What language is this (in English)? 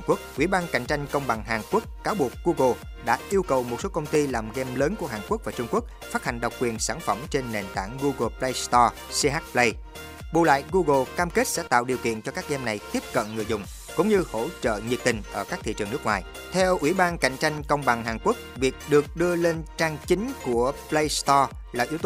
Vietnamese